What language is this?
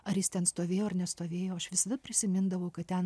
Lithuanian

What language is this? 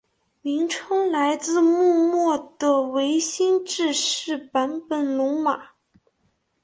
Chinese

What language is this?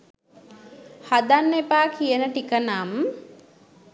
Sinhala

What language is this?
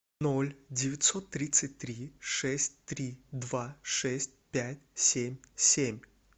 Russian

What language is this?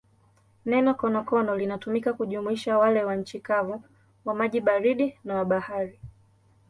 Swahili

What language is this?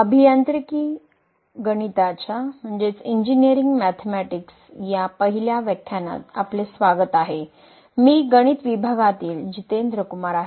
Marathi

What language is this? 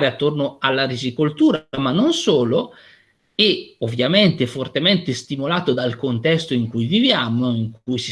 Italian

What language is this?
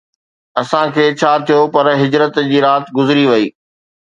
Sindhi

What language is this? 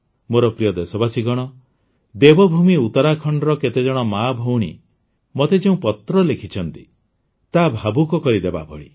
Odia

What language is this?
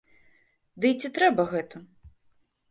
Belarusian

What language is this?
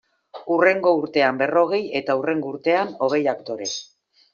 Basque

